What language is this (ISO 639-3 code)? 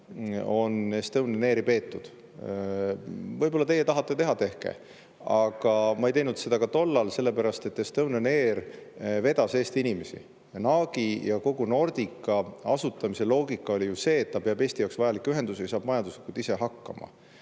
est